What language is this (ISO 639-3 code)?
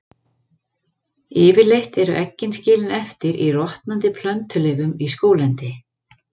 isl